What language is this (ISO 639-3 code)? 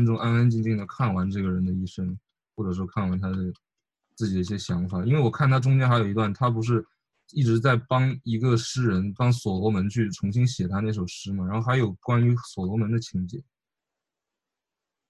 zho